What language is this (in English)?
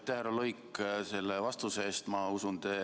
Estonian